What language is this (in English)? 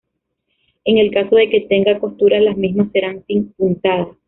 Spanish